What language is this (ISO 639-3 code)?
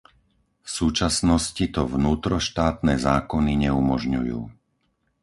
slk